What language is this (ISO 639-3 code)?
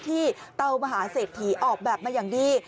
tha